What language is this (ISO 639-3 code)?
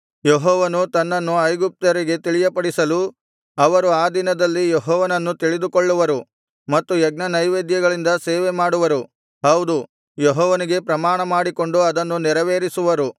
kan